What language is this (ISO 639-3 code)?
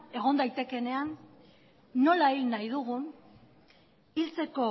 eus